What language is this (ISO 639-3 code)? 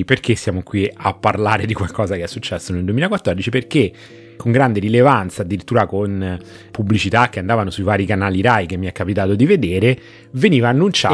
ita